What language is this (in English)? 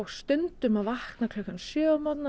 Icelandic